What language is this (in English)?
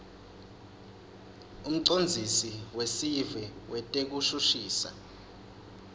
Swati